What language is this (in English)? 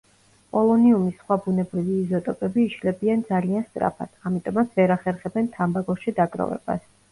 Georgian